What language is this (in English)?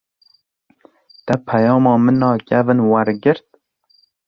Kurdish